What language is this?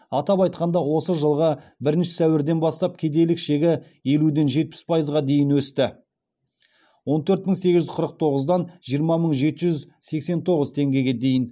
Kazakh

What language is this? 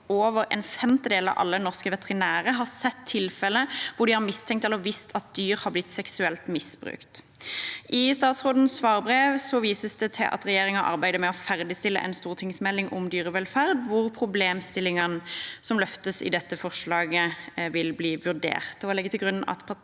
Norwegian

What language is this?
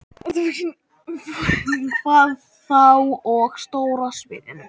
Icelandic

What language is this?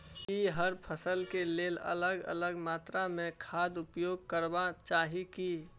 Maithili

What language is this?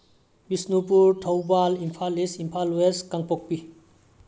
Manipuri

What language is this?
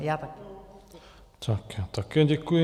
Czech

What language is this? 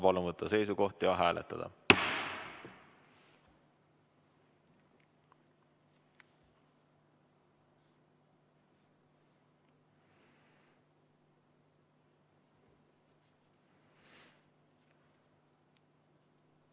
Estonian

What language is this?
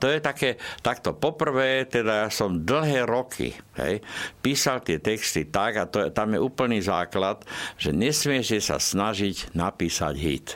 Slovak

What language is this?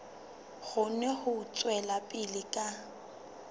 Southern Sotho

